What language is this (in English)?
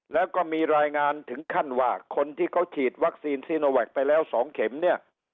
Thai